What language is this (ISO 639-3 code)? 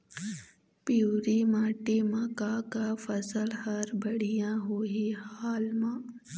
hne